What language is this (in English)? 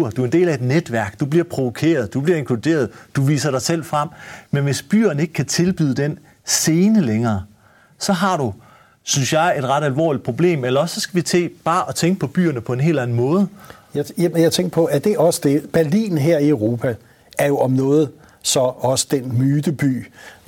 Danish